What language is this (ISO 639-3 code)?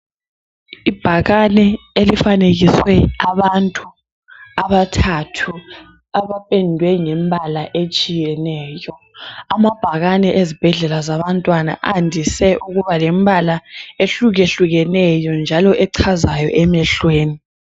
nde